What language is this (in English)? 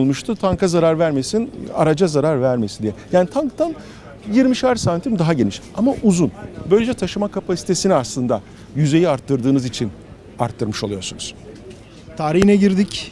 Turkish